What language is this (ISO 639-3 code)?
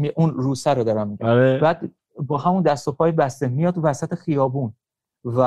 fas